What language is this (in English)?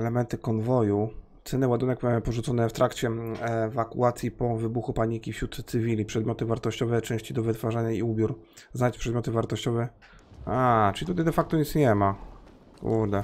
Polish